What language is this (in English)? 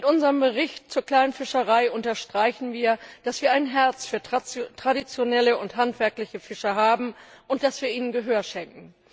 German